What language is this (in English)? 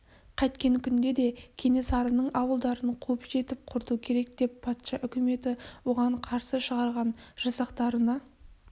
Kazakh